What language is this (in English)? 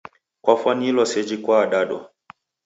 Taita